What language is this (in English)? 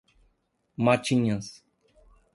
Portuguese